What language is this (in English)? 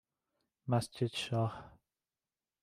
Persian